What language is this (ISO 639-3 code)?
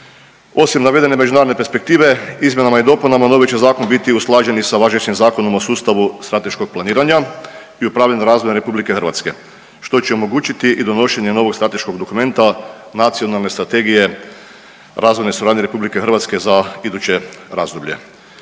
hrv